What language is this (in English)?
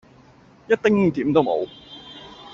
Cantonese